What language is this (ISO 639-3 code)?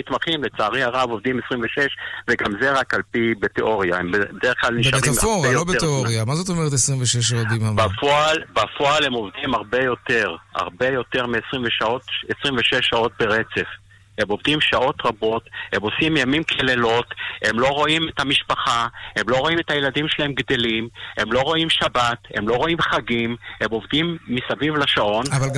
heb